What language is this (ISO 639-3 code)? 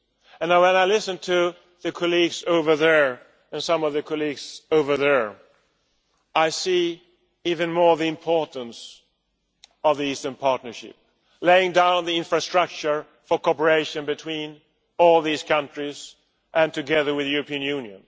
eng